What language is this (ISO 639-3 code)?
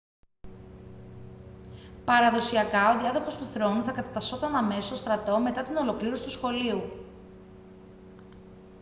ell